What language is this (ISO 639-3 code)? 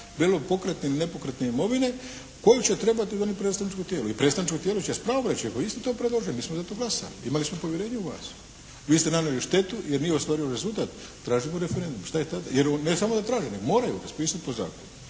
hrv